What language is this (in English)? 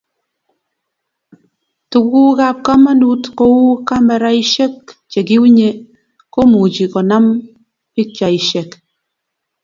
Kalenjin